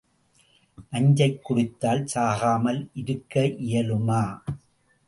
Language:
Tamil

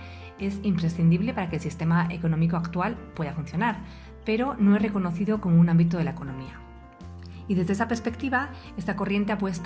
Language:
Spanish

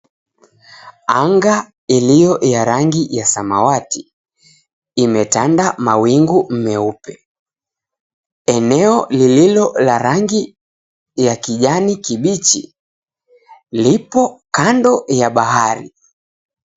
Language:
Swahili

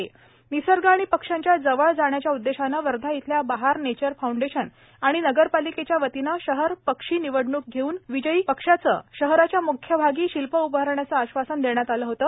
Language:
Marathi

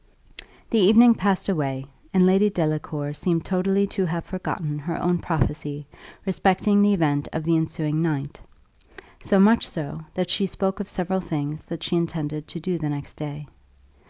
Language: English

